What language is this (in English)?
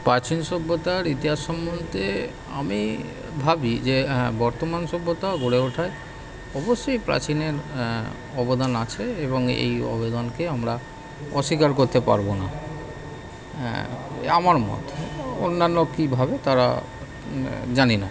Bangla